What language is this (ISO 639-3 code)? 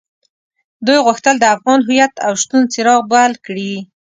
pus